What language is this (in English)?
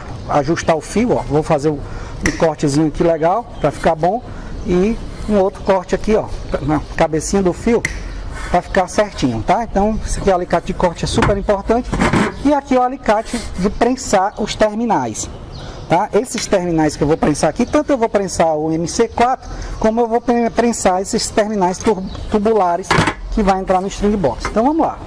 Portuguese